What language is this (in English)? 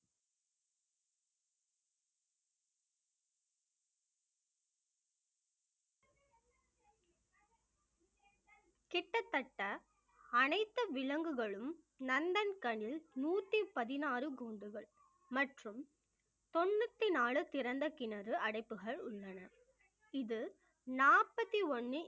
Tamil